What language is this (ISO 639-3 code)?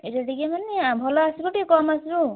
ori